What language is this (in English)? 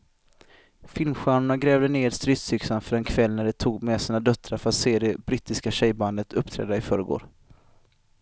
Swedish